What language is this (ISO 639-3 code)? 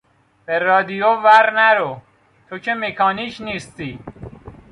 fas